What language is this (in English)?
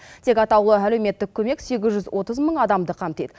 Kazakh